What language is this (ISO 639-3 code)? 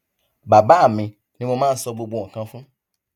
yor